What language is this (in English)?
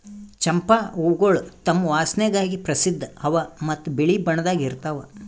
Kannada